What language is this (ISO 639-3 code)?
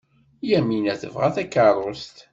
kab